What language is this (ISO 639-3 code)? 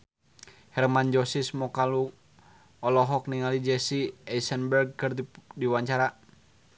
sun